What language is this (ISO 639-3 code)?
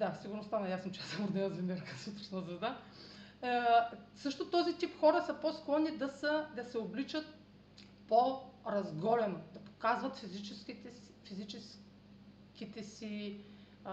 bul